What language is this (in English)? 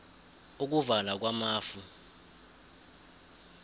South Ndebele